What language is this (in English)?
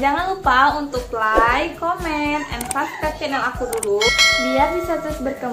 Indonesian